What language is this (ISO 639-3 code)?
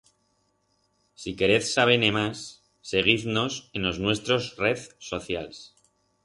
arg